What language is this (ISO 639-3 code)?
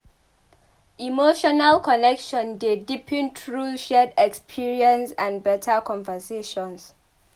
pcm